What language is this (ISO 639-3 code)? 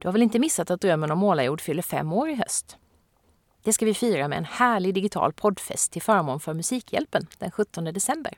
swe